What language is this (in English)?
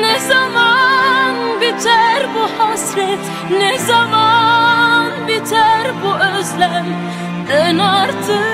Turkish